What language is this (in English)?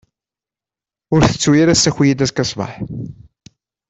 Kabyle